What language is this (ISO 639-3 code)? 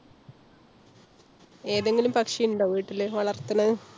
mal